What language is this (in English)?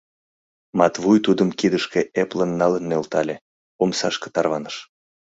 Mari